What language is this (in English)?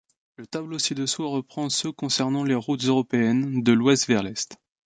French